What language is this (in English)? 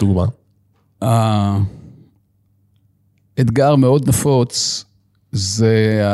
Hebrew